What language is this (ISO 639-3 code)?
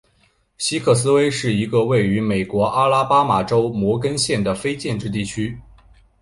zho